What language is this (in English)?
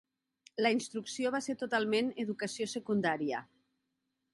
Catalan